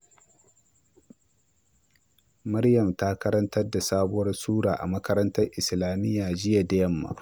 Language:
Hausa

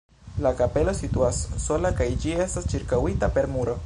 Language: Esperanto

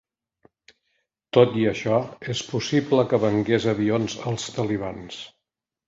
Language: Catalan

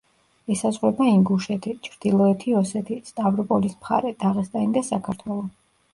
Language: Georgian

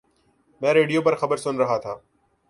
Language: Urdu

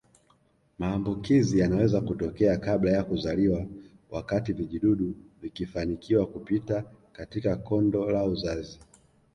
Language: Swahili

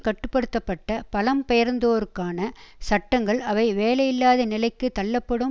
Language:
Tamil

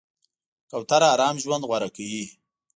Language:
Pashto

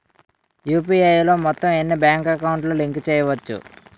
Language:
Telugu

